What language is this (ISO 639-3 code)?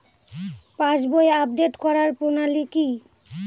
ben